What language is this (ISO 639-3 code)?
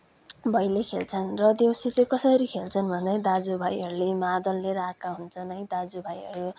nep